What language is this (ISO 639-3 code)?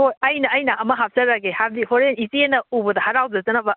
mni